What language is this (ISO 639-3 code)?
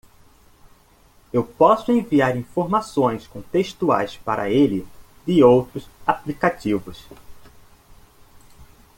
por